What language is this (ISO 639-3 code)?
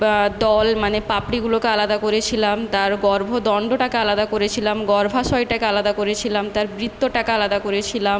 ben